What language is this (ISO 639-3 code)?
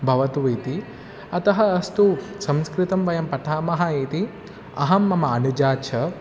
san